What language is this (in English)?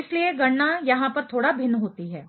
Hindi